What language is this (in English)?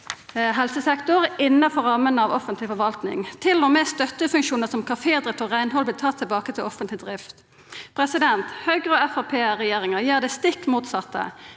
Norwegian